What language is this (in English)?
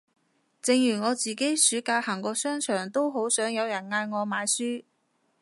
Cantonese